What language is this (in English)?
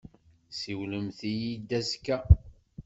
Kabyle